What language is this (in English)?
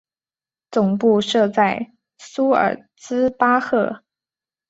Chinese